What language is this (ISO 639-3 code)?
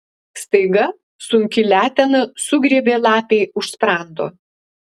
lit